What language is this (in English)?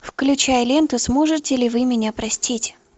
Russian